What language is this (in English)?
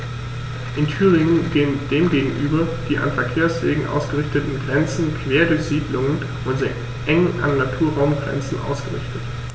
German